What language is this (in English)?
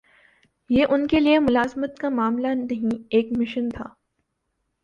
Urdu